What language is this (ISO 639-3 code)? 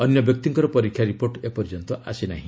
ori